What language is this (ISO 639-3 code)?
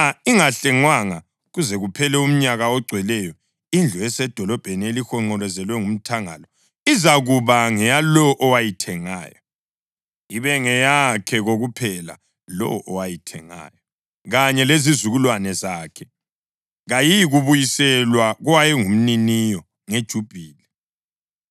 nde